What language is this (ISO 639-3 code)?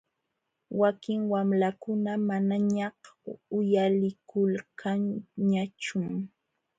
qxw